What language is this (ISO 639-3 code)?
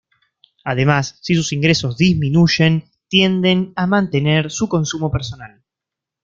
spa